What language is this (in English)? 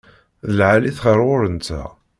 Kabyle